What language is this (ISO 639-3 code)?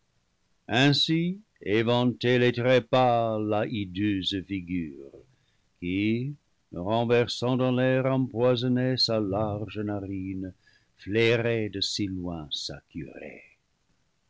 fra